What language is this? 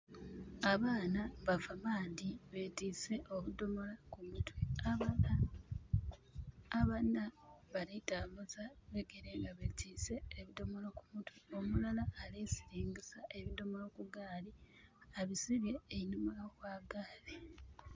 Soga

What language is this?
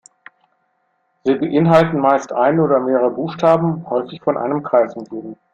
German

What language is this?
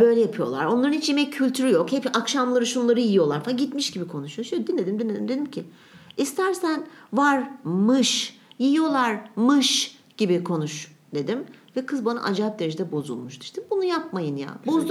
Turkish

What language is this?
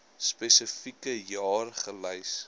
Afrikaans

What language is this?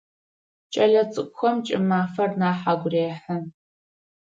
Adyghe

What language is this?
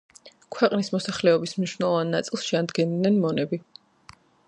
Georgian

